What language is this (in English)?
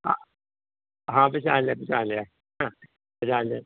Punjabi